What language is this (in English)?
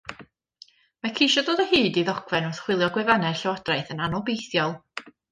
Welsh